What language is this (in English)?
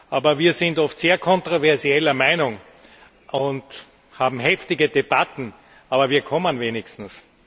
German